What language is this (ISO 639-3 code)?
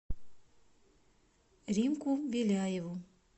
rus